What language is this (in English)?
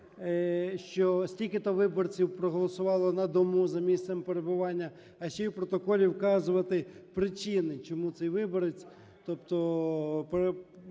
Ukrainian